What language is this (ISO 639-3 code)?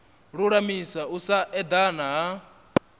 ven